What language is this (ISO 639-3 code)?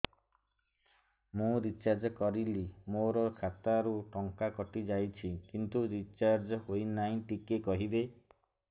ori